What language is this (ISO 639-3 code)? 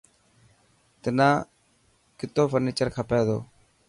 mki